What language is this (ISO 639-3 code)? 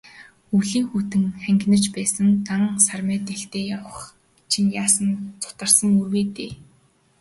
mon